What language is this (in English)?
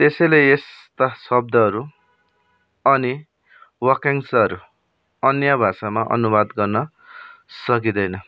Nepali